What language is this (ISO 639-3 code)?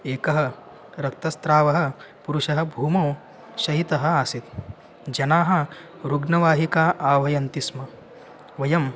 san